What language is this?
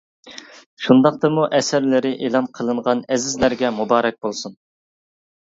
Uyghur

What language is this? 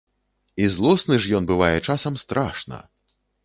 Belarusian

